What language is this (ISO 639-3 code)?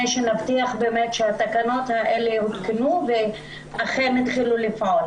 heb